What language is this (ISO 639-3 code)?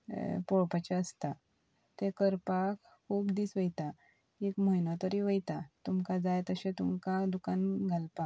kok